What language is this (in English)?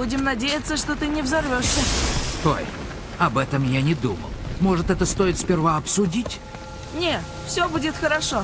Russian